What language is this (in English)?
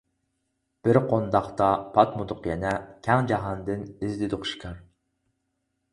Uyghur